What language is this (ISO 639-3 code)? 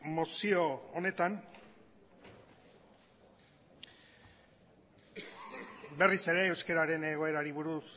eus